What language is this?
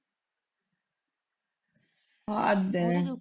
Punjabi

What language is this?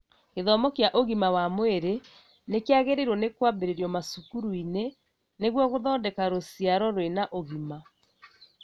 Kikuyu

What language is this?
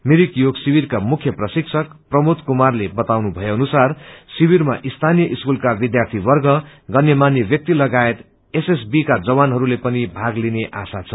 Nepali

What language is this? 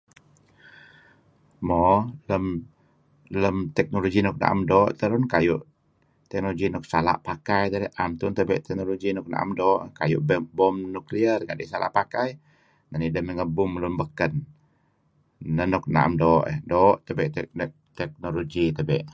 Kelabit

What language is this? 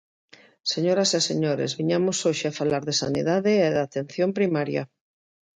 Galician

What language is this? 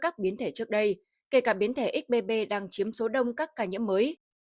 Vietnamese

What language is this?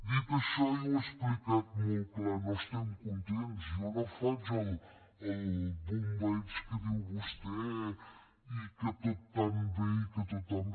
Catalan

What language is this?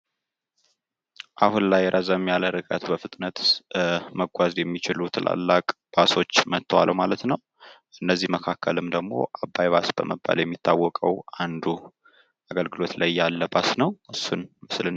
Amharic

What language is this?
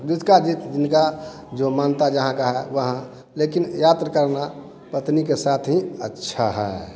Hindi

